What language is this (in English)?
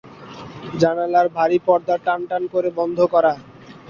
Bangla